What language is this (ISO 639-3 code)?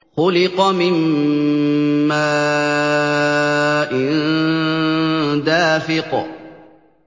ara